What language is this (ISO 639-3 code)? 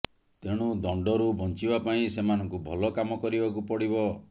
ori